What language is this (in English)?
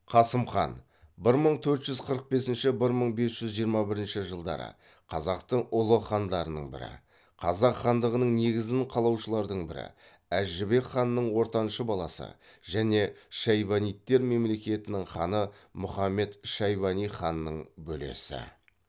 Kazakh